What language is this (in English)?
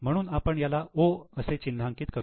Marathi